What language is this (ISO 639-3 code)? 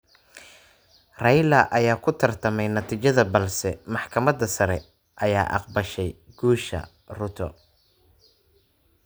som